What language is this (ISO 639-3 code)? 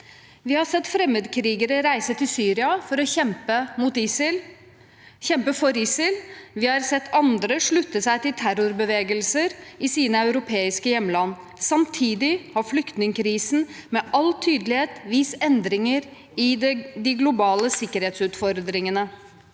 nor